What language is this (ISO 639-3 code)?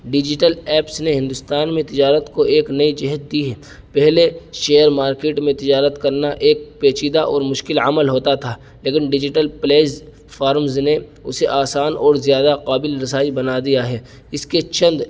urd